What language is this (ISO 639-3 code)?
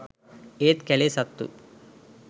sin